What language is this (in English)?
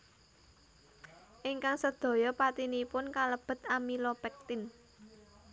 Javanese